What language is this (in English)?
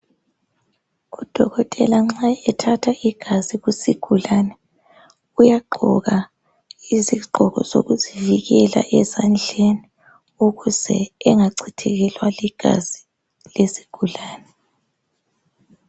North Ndebele